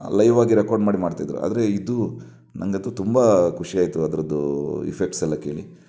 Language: Kannada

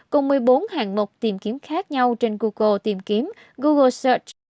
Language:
Vietnamese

